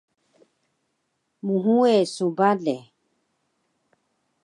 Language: Taroko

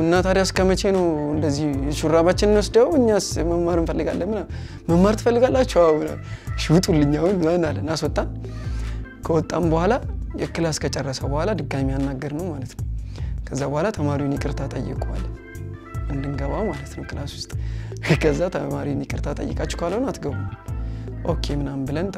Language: Arabic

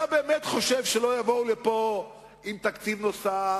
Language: Hebrew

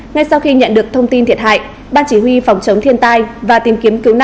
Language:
Vietnamese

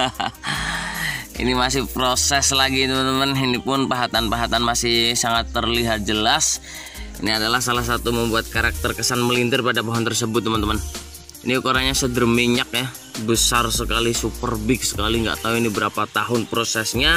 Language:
Indonesian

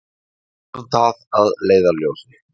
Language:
Icelandic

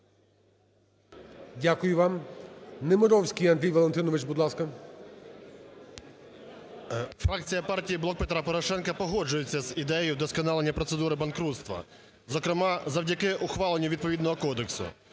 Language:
Ukrainian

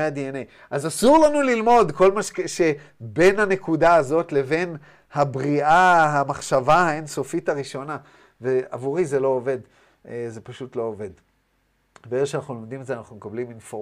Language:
Hebrew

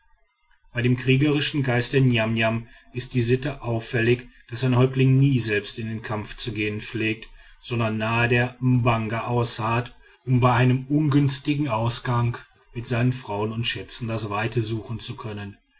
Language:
German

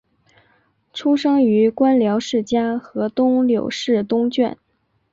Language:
Chinese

